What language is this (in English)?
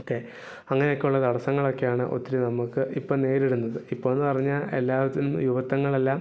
Malayalam